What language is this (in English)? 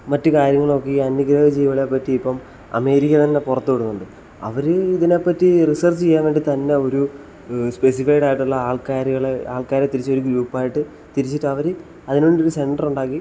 Malayalam